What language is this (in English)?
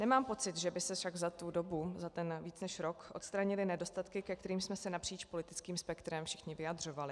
Czech